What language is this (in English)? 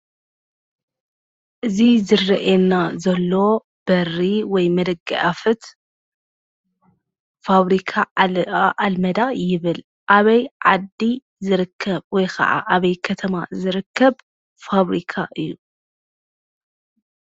Tigrinya